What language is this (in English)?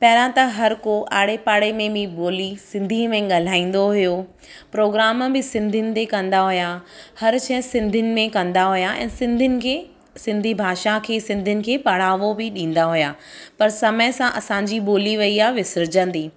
Sindhi